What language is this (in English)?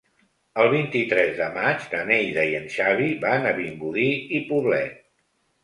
Catalan